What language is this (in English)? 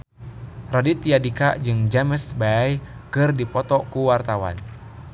Sundanese